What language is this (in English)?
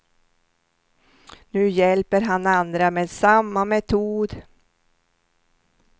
Swedish